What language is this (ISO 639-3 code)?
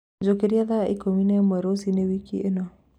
kik